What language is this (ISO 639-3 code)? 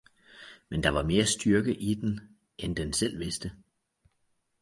dan